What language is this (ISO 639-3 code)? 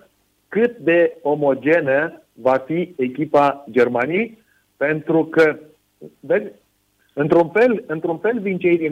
ron